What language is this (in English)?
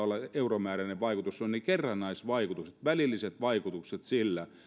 Finnish